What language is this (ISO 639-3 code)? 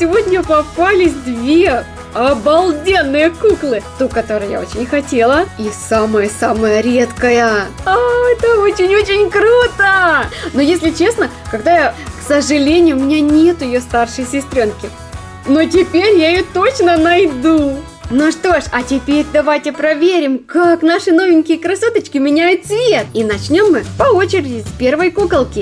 rus